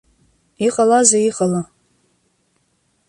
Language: Abkhazian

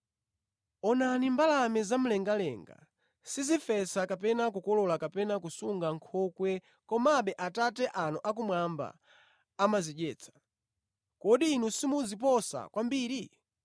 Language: Nyanja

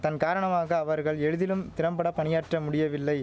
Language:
Tamil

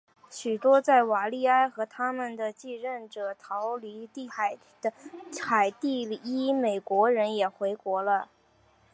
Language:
Chinese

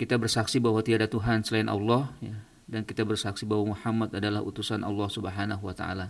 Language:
Indonesian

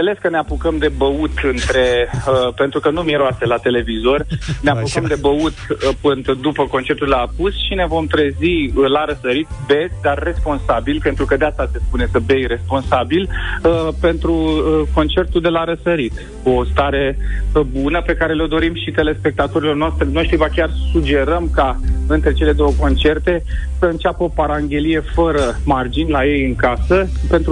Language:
Romanian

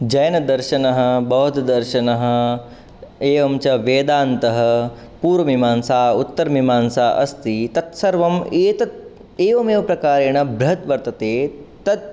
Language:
Sanskrit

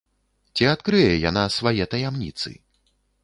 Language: Belarusian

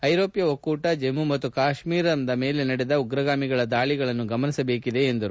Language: Kannada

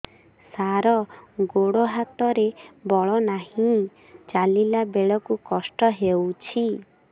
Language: Odia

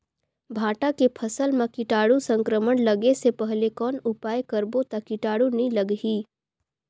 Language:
Chhattisgarhi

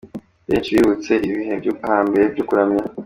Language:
Kinyarwanda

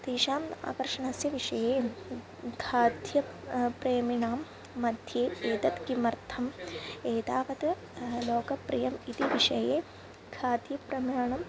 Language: Sanskrit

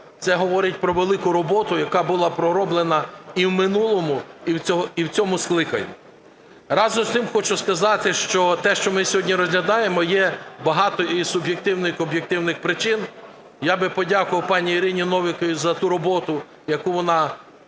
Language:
Ukrainian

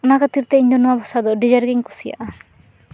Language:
Santali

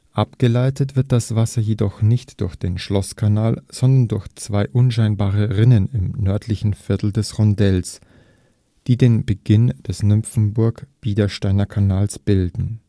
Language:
German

